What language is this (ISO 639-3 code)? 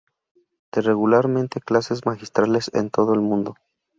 spa